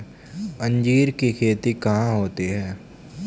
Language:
Hindi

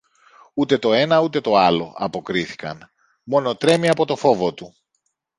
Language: Greek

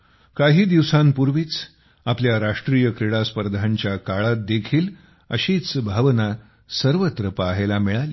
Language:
Marathi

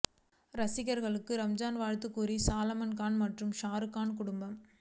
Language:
Tamil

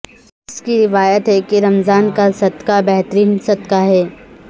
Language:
Urdu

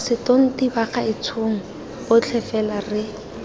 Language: Tswana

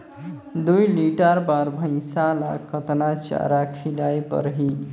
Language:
Chhattisgarhi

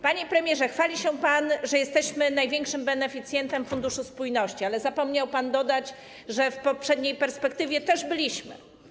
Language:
Polish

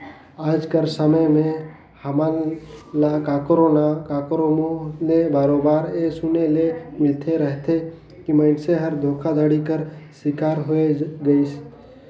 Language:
Chhattisgarhi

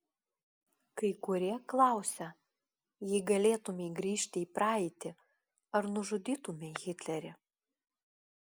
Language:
Lithuanian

